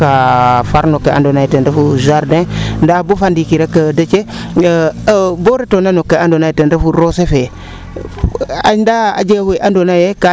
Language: Serer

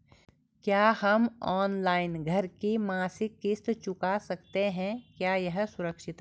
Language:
Hindi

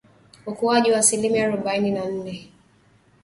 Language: Swahili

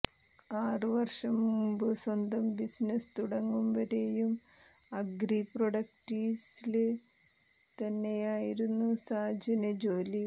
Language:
Malayalam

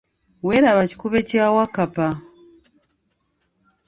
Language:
Ganda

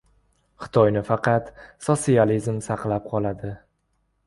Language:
Uzbek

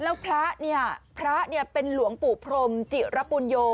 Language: Thai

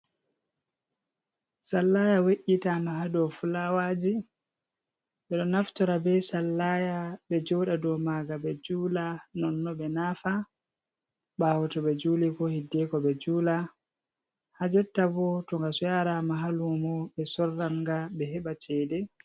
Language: Fula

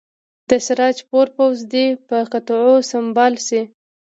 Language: Pashto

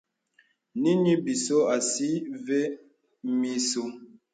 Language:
Bebele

